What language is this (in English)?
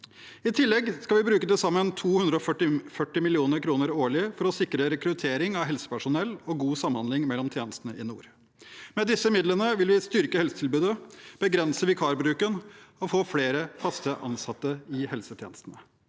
Norwegian